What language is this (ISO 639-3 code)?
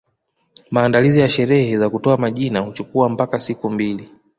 swa